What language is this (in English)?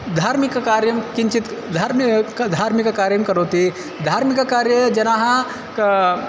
Sanskrit